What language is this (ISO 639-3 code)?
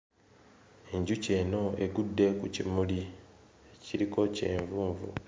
lug